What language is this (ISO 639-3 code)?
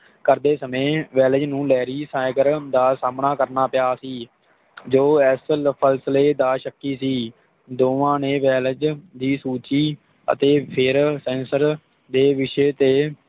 pan